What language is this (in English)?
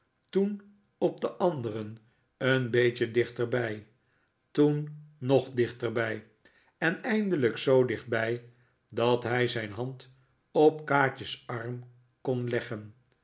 Dutch